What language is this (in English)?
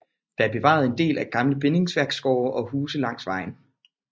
Danish